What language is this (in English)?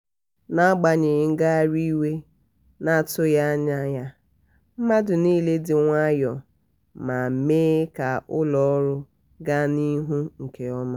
Igbo